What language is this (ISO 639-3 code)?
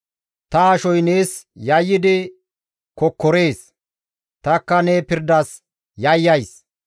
gmv